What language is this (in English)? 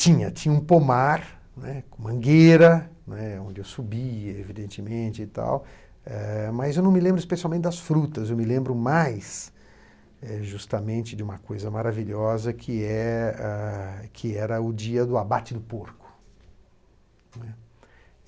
Portuguese